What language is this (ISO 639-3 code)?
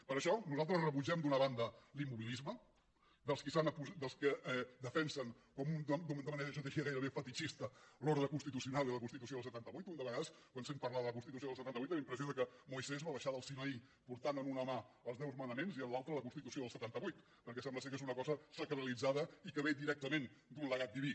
cat